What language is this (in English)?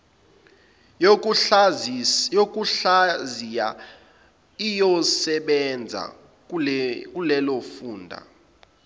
Zulu